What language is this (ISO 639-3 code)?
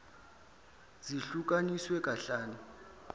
zul